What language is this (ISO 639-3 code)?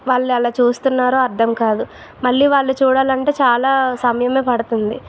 tel